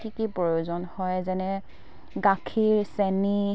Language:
Assamese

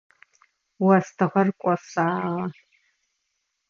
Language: Adyghe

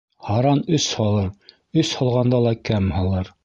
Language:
Bashkir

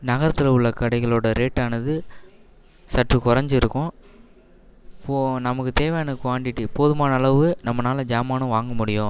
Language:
Tamil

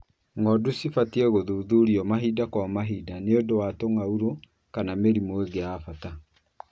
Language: Kikuyu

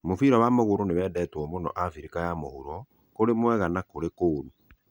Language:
Kikuyu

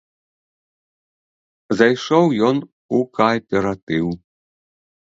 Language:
Belarusian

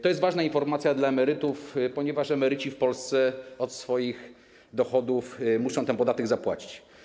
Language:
Polish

